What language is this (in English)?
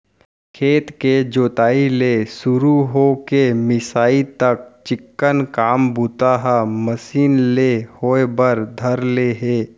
Chhattisgarhi